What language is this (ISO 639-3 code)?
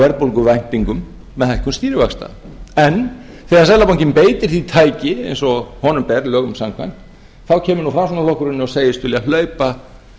isl